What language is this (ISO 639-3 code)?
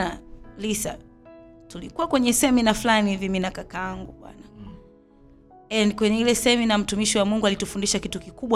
swa